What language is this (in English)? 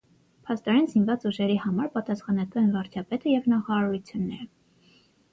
Armenian